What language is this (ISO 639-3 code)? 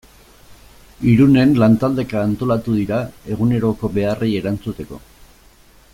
eus